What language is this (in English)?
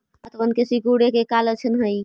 Magahi